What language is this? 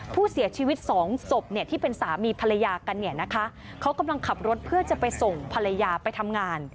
Thai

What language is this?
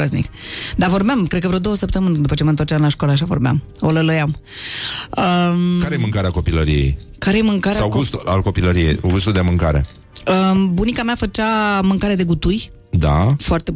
Romanian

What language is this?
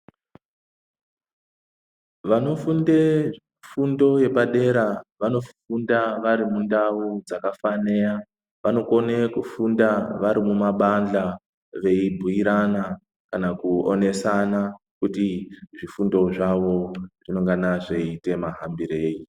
Ndau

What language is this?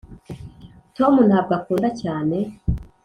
Kinyarwanda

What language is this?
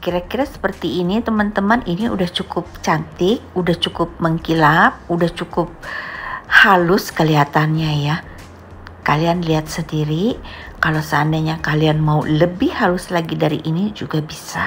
Indonesian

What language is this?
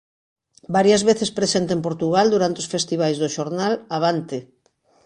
Galician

